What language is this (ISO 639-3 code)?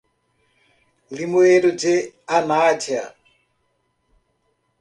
por